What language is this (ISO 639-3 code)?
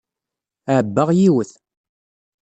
kab